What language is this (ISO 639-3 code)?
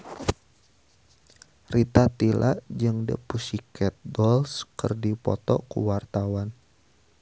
sun